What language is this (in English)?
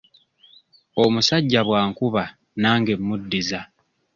Ganda